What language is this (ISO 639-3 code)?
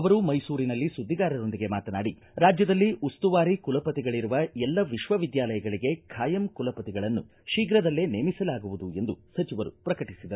kan